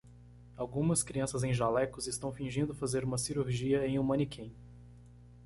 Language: Portuguese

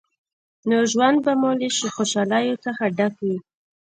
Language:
Pashto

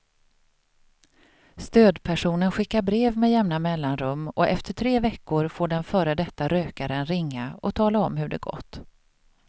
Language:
Swedish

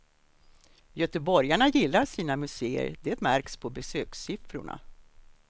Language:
Swedish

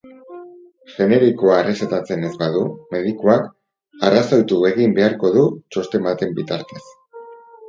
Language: Basque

